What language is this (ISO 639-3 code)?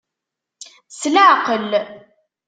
kab